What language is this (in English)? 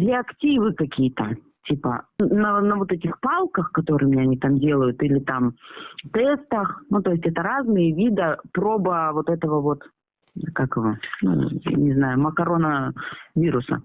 Russian